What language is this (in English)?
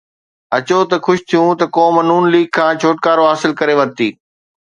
Sindhi